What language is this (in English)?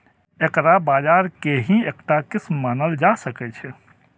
Maithili